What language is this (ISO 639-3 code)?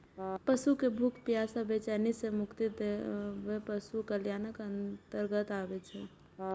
mai